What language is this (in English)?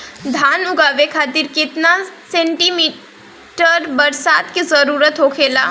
Bhojpuri